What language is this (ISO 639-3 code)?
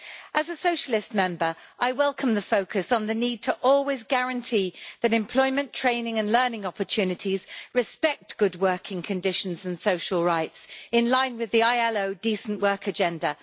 eng